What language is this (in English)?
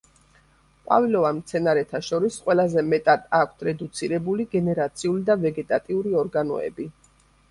Georgian